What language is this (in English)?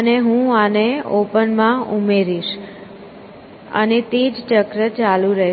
Gujarati